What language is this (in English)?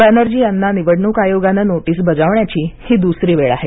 Marathi